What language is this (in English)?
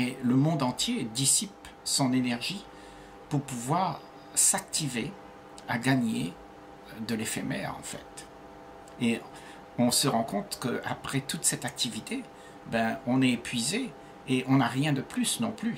French